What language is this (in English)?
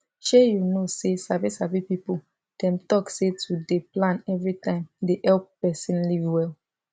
Nigerian Pidgin